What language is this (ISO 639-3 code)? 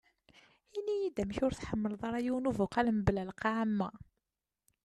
kab